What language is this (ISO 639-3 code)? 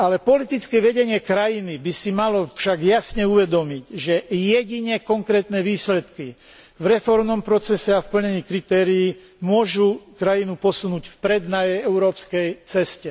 slk